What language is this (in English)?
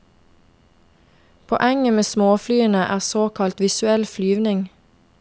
Norwegian